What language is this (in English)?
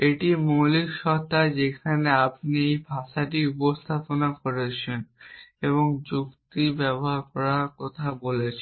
Bangla